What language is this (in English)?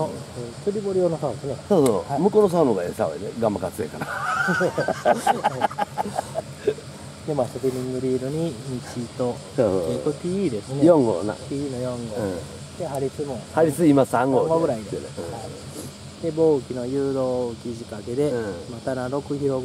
Japanese